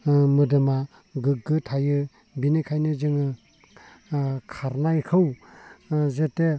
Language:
Bodo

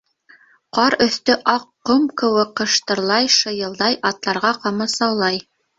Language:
Bashkir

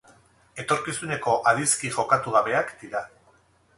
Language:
Basque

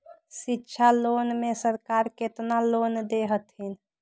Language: Magahi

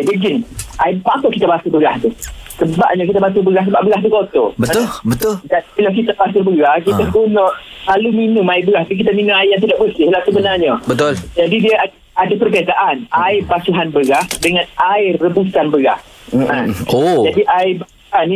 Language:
Malay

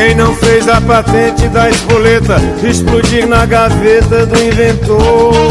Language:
Portuguese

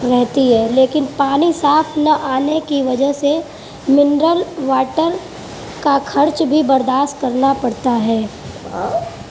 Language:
Urdu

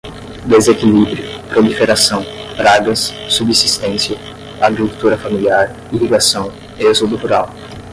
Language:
Portuguese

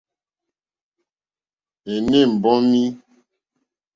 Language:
Mokpwe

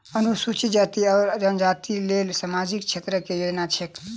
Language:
Maithili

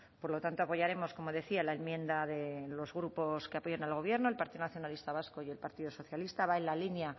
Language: Spanish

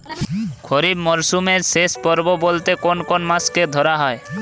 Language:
Bangla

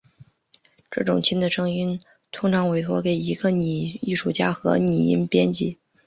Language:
Chinese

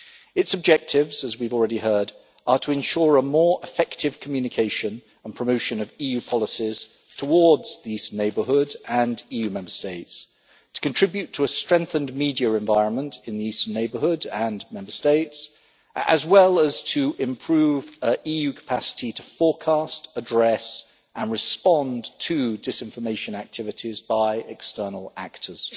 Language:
English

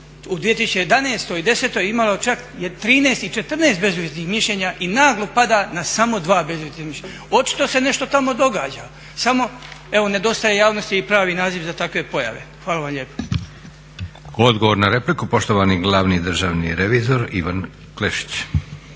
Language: Croatian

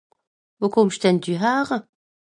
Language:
Swiss German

